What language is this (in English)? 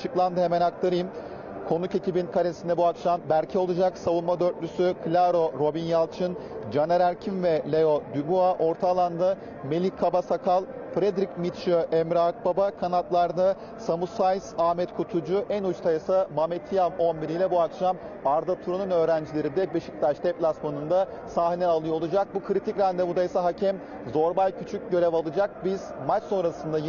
Turkish